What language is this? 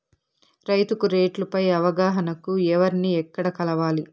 Telugu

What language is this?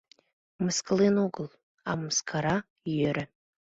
Mari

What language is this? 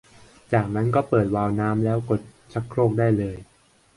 Thai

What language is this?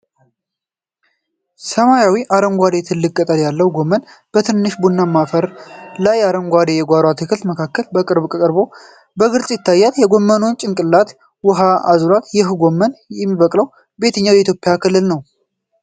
Amharic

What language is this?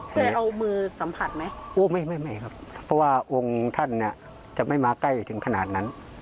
Thai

